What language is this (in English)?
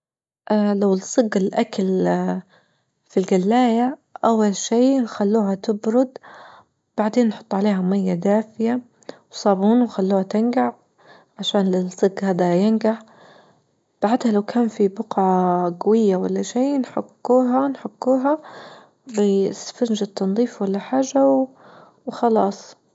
Libyan Arabic